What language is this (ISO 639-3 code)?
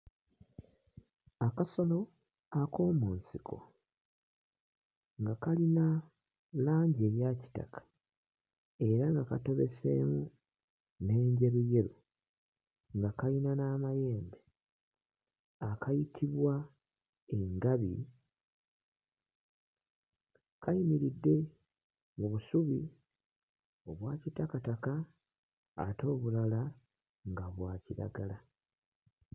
lug